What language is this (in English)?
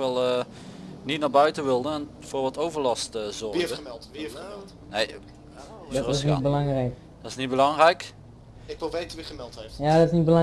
Dutch